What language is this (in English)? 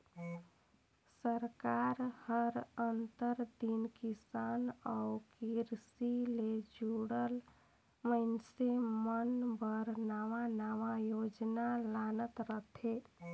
Chhattisgarhi